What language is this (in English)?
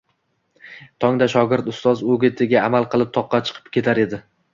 Uzbek